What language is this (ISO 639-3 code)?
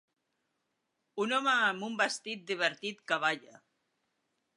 cat